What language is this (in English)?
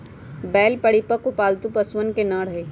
Magahi